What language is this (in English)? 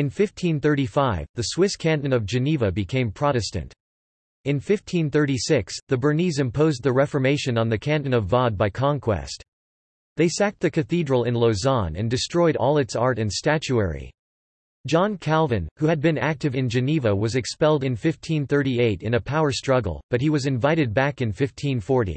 English